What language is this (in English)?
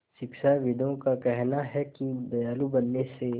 Hindi